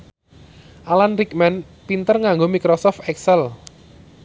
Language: Javanese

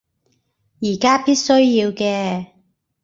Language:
Cantonese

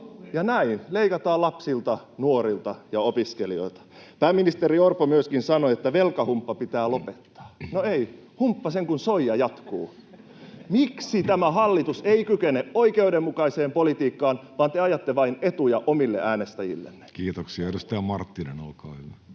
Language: Finnish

